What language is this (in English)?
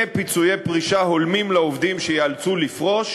Hebrew